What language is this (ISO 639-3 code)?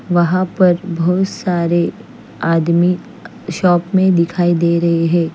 hin